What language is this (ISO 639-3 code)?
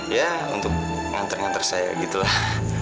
ind